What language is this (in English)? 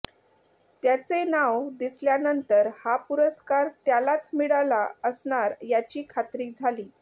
Marathi